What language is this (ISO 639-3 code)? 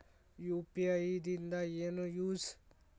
kan